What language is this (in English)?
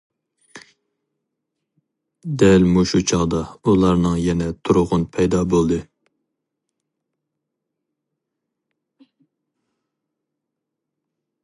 Uyghur